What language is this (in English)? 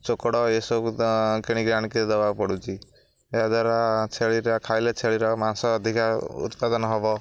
Odia